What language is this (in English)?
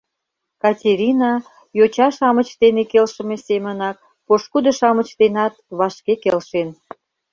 Mari